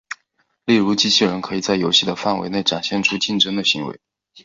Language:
Chinese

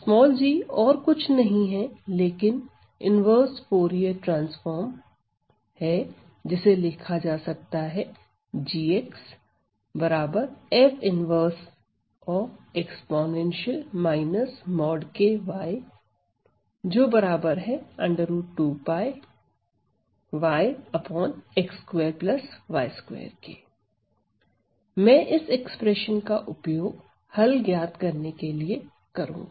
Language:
Hindi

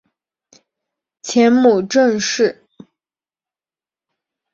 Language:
Chinese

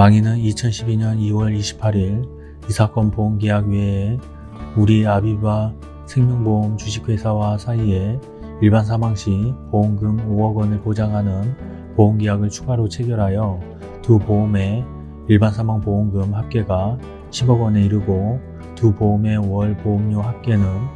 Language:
Korean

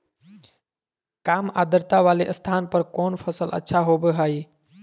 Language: Magahi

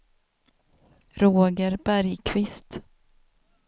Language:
Swedish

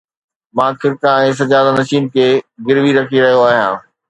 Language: Sindhi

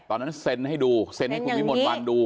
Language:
Thai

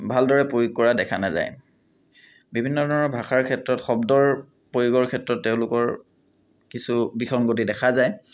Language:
Assamese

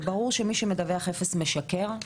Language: Hebrew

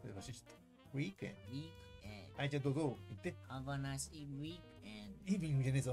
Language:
Japanese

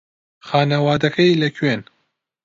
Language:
Central Kurdish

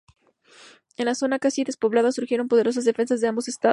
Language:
Spanish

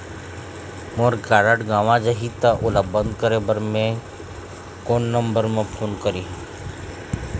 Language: Chhattisgarhi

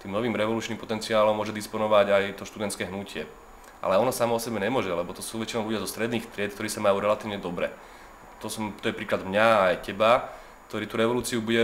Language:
Slovak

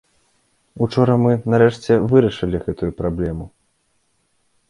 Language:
Belarusian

